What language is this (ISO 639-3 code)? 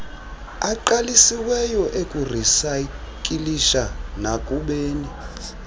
xho